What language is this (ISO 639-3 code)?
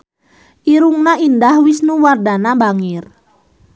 sun